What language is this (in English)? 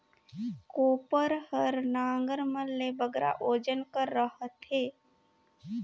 Chhattisgarhi